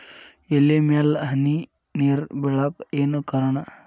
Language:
Kannada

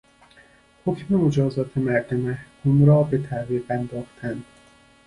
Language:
Persian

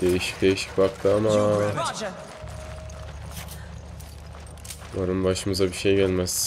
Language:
Turkish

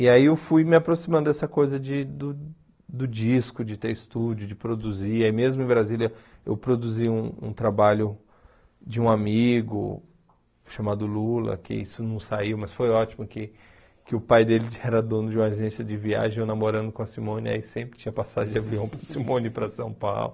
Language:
Portuguese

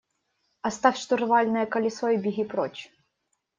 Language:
Russian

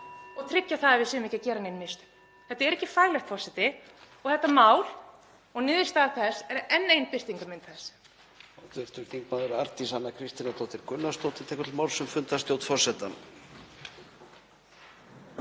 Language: Icelandic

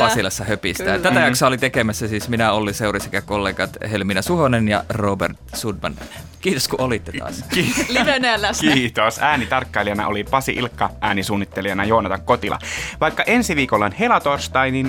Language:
Finnish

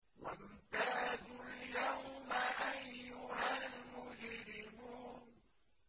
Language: Arabic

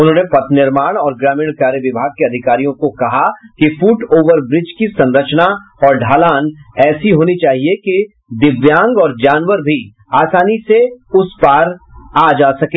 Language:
Hindi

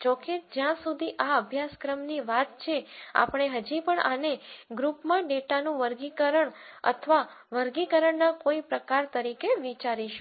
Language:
Gujarati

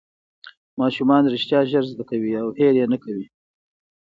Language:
Pashto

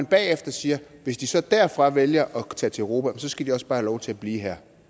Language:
Danish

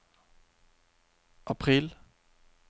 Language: Norwegian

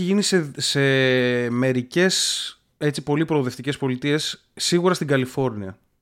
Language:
Greek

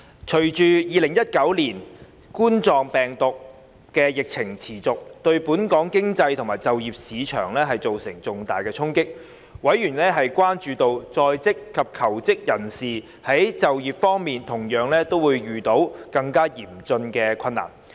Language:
Cantonese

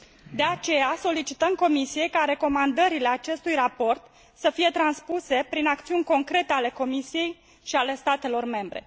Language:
Romanian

